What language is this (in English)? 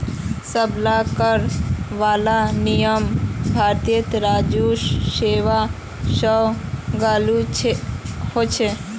Magahi